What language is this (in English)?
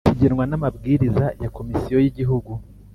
Kinyarwanda